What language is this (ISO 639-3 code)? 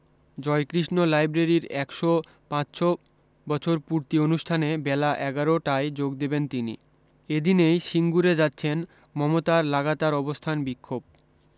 ben